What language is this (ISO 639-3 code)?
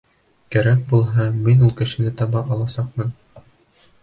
bak